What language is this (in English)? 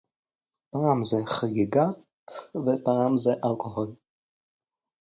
Hebrew